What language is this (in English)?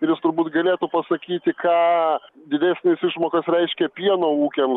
Lithuanian